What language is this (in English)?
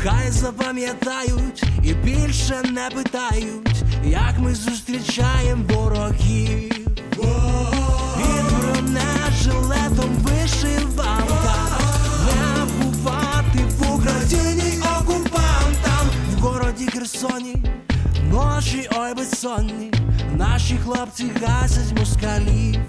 Russian